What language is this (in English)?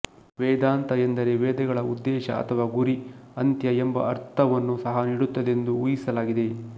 Kannada